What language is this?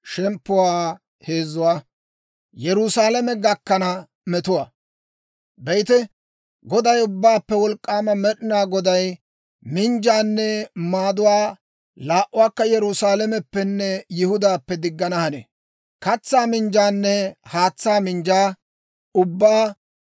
Dawro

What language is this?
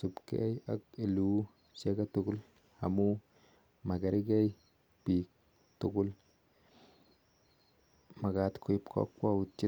Kalenjin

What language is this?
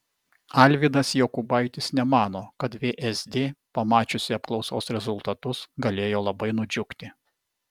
Lithuanian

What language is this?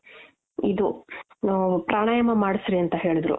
Kannada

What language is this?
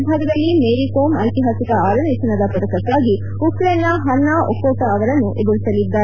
Kannada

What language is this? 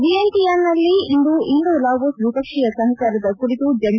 Kannada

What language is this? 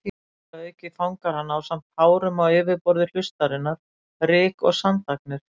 Icelandic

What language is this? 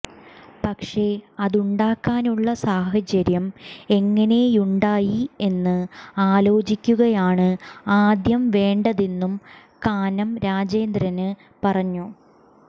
Malayalam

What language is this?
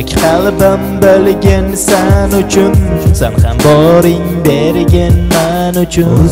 Turkish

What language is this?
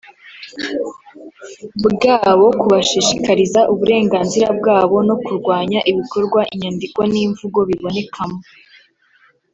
Kinyarwanda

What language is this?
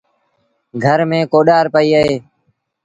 Sindhi Bhil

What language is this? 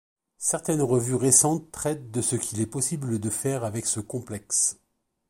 French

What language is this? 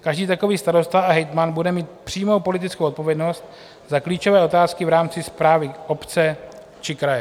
Czech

